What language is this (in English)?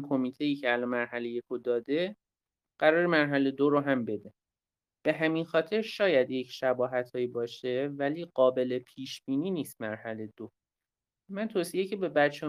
Persian